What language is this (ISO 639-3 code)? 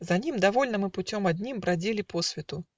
rus